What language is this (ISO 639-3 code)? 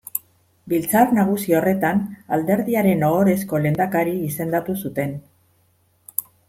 eus